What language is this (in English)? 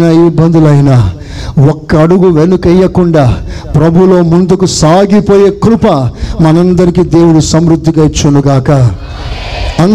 Telugu